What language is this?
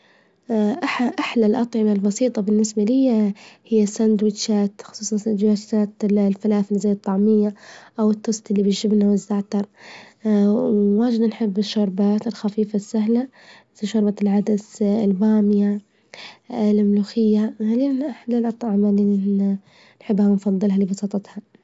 Libyan Arabic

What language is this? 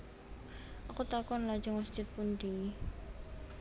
Javanese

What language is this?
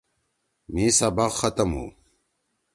Torwali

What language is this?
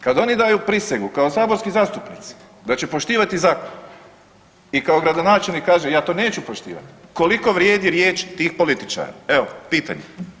Croatian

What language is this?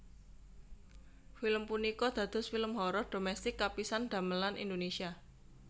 Javanese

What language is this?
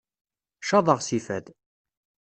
Kabyle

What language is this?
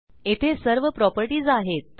Marathi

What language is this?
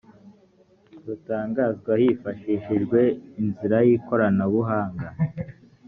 Kinyarwanda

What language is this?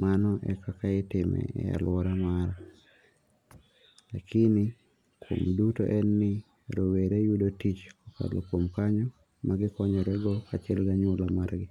Luo (Kenya and Tanzania)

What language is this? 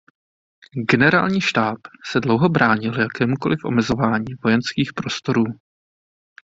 Czech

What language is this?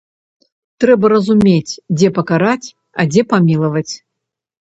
Belarusian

